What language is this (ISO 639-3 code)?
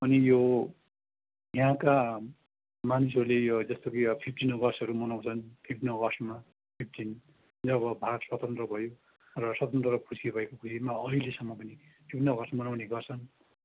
nep